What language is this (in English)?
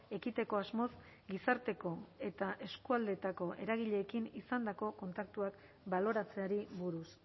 Basque